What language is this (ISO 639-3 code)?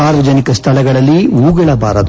kan